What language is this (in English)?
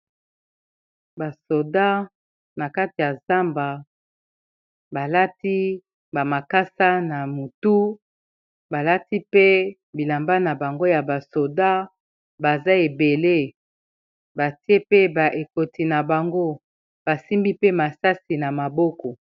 Lingala